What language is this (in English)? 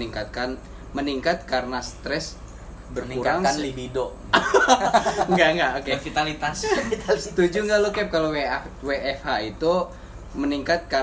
Indonesian